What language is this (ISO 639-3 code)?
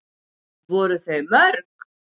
isl